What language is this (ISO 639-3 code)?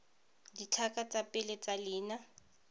tsn